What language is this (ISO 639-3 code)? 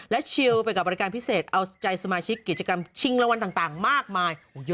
tha